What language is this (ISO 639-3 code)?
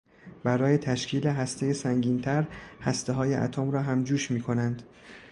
fas